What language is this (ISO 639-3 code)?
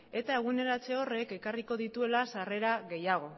eus